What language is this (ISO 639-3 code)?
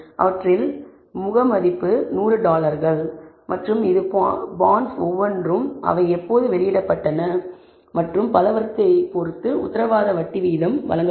tam